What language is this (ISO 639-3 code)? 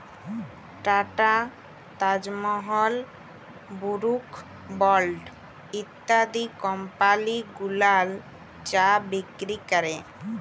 ben